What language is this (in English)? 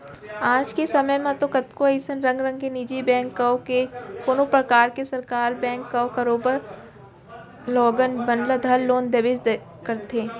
Chhattisgarhi